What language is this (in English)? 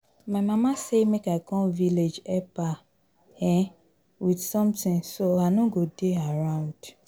Nigerian Pidgin